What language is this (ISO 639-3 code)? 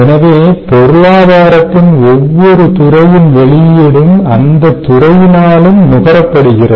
tam